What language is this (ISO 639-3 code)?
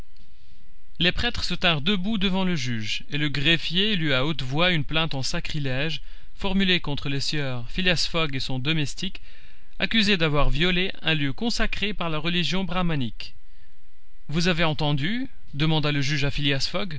fra